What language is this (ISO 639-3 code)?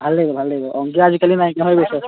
asm